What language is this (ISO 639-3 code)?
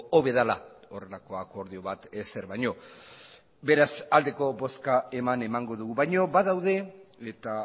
eus